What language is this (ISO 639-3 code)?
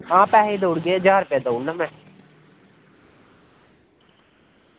doi